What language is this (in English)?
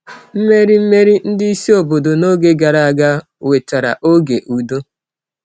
Igbo